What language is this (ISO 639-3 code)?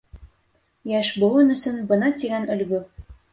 bak